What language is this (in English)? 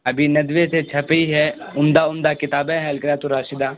Urdu